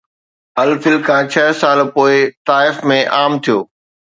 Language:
Sindhi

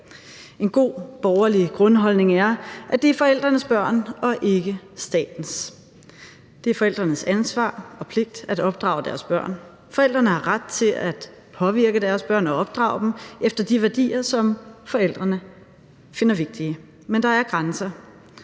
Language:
Danish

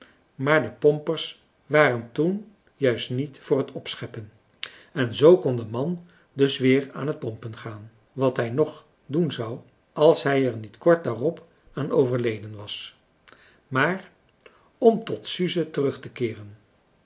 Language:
Dutch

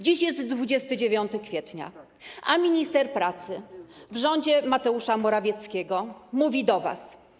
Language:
Polish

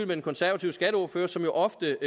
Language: Danish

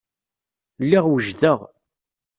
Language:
Kabyle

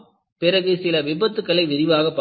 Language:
Tamil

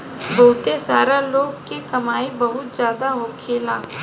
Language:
Bhojpuri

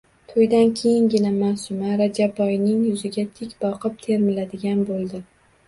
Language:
Uzbek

